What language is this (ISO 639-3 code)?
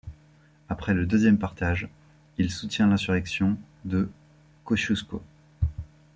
fra